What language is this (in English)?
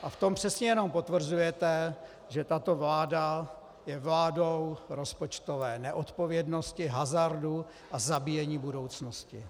Czech